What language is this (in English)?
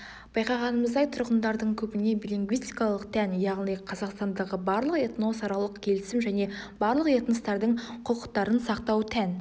Kazakh